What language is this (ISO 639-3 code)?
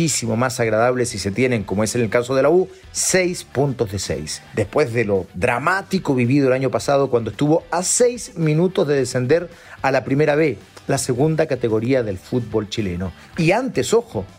spa